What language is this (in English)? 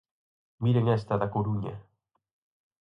Galician